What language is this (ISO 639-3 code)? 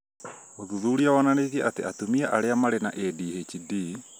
kik